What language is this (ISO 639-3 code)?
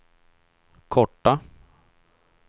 swe